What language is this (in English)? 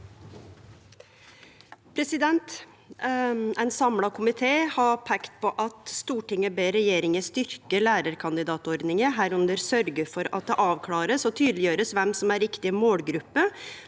Norwegian